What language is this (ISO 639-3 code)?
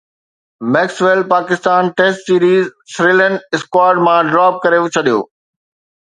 snd